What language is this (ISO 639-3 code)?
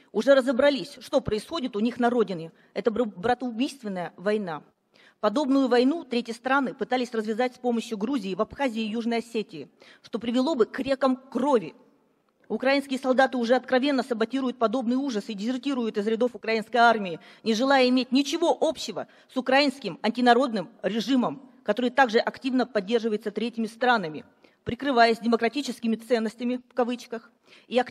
rus